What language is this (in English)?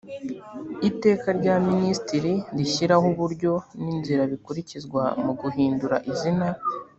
Kinyarwanda